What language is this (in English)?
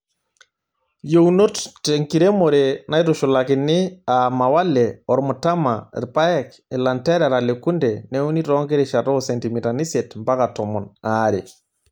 Masai